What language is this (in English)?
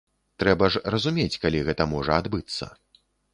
Belarusian